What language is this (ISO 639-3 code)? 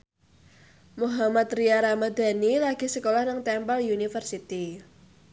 jav